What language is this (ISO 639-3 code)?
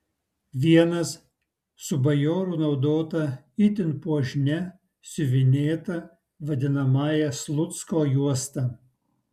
lit